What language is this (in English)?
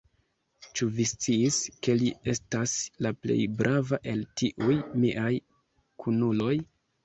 Esperanto